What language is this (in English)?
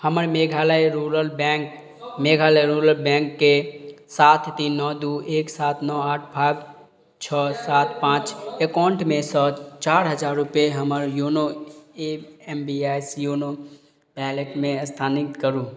Maithili